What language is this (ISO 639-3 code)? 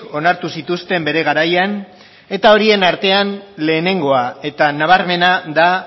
eus